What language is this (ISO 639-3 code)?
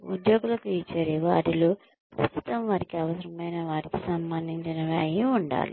tel